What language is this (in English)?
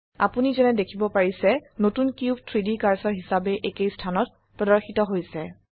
Assamese